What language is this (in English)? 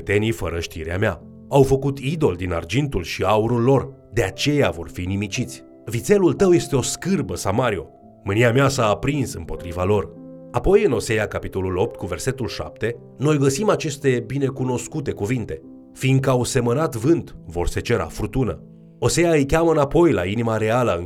Romanian